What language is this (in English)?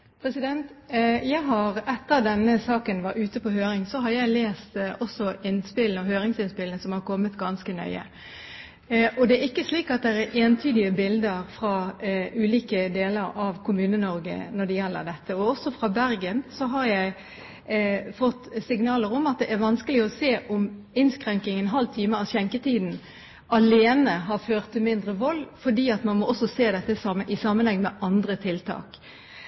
Norwegian Bokmål